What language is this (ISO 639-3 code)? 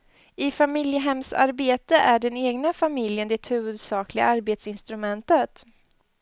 swe